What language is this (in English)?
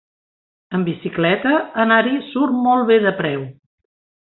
Catalan